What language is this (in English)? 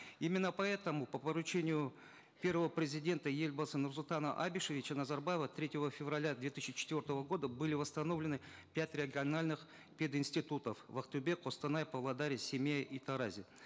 Kazakh